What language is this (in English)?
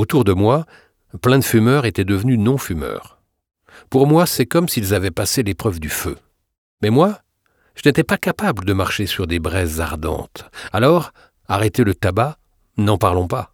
French